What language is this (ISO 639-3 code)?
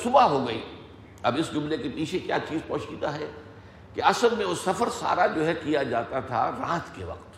urd